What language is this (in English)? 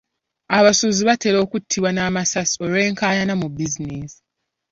Ganda